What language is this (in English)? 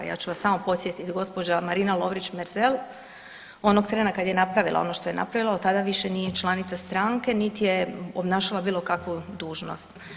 Croatian